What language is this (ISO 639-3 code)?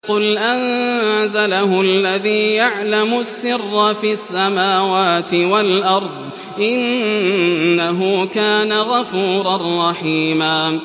ara